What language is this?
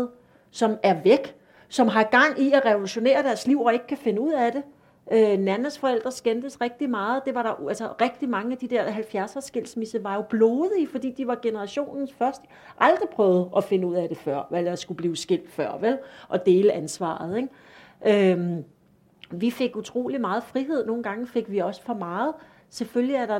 Danish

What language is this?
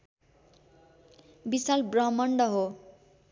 Nepali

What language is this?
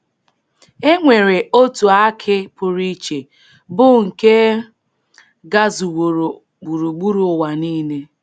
Igbo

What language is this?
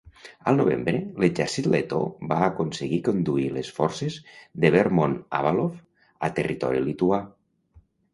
Catalan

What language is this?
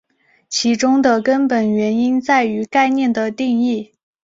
Chinese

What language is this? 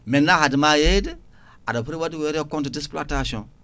Fula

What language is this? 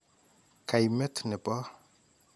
Kalenjin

